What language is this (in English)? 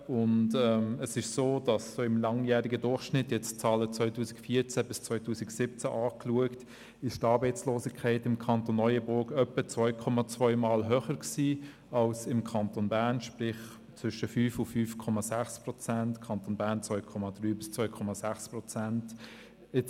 Swiss German